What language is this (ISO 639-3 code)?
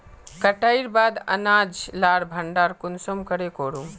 mag